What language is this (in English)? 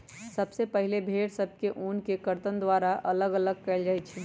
Magahi